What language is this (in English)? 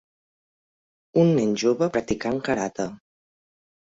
Catalan